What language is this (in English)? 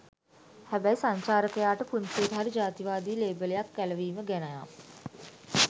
Sinhala